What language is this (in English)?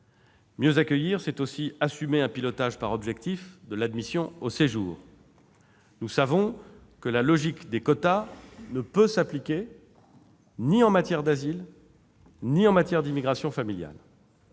French